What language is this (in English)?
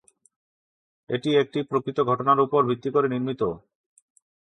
Bangla